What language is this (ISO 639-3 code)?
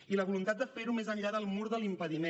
cat